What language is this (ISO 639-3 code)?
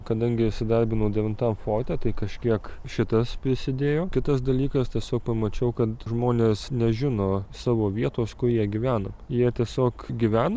lit